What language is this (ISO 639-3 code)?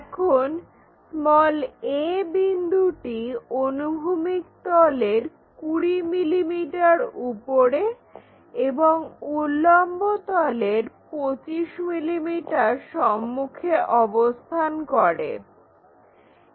ben